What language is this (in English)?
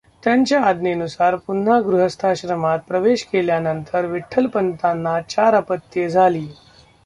Marathi